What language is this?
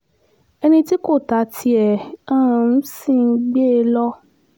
Yoruba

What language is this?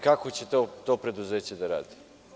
Serbian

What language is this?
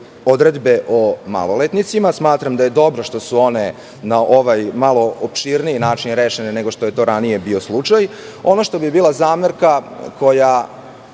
Serbian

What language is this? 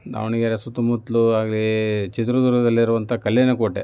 Kannada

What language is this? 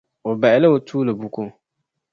Dagbani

